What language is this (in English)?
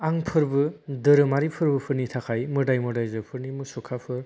Bodo